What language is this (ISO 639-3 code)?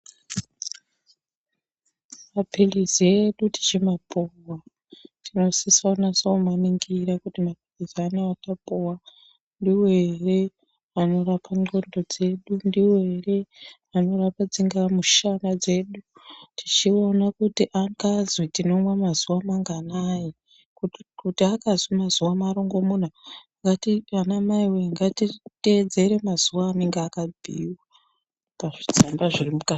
ndc